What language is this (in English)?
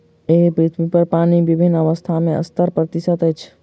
Maithili